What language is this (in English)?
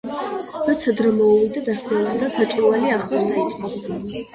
Georgian